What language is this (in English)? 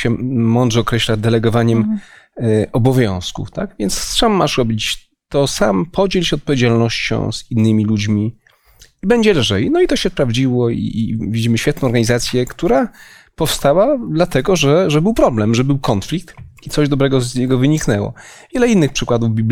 Polish